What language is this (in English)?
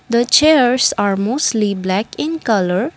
English